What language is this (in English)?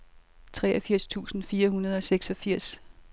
Danish